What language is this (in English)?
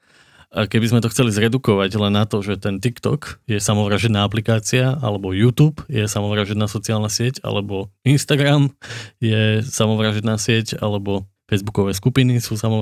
Slovak